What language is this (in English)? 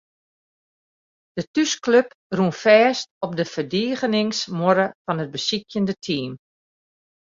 Western Frisian